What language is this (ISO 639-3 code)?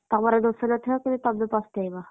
ori